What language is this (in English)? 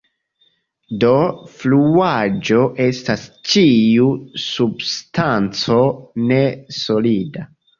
Esperanto